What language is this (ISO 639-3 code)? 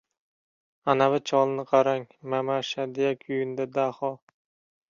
uzb